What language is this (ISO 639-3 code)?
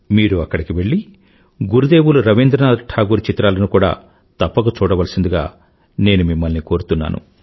tel